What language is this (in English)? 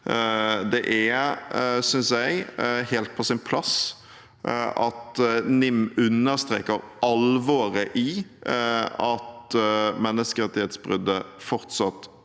Norwegian